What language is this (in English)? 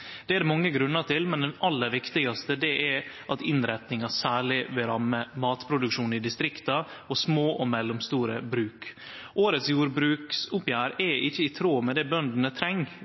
Norwegian Nynorsk